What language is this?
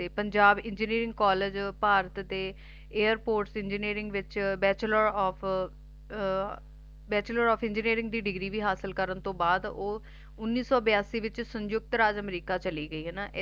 Punjabi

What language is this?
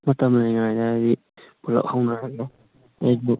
Manipuri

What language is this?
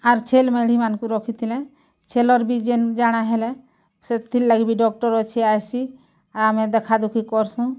Odia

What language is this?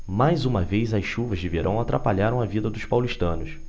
Portuguese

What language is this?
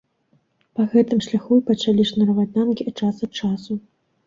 Belarusian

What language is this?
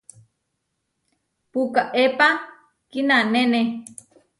Huarijio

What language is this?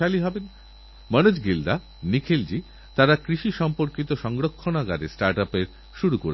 Bangla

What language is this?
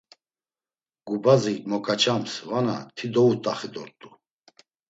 Laz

